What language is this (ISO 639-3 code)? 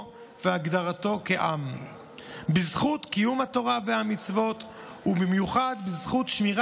heb